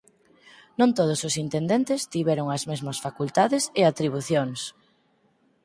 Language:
Galician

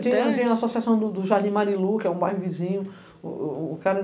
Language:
Portuguese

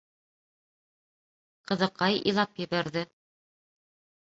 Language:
Bashkir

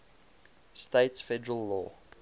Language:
English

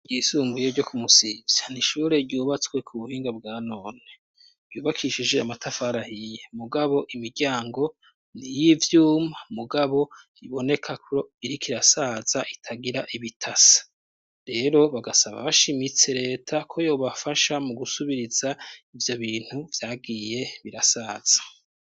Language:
Rundi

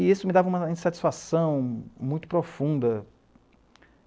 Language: Portuguese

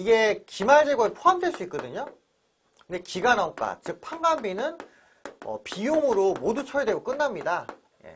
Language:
Korean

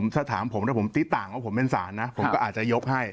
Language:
Thai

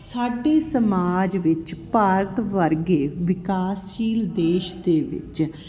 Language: Punjabi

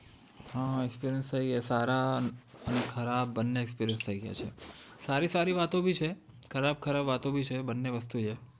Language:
Gujarati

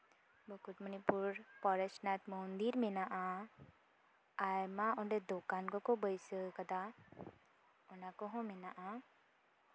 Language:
Santali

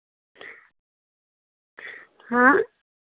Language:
Hindi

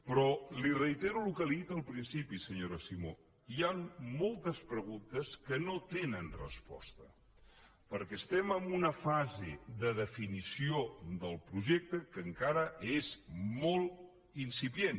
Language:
Catalan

